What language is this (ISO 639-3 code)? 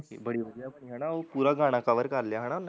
pan